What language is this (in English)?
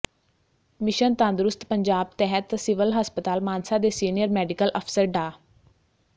Punjabi